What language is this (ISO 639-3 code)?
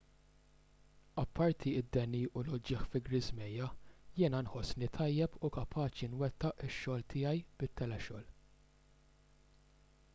mlt